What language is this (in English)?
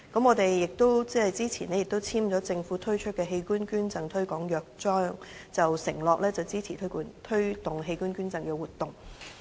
Cantonese